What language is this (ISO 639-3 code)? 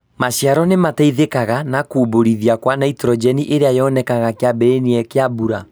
kik